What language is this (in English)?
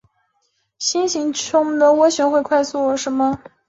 Chinese